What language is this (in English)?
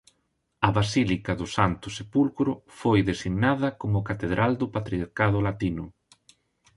Galician